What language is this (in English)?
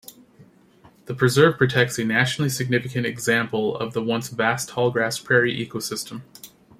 English